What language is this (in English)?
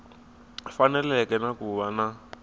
Tsonga